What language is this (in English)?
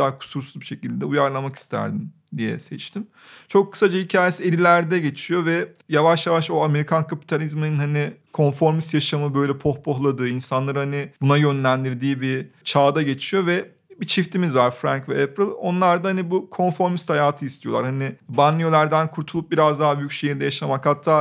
Turkish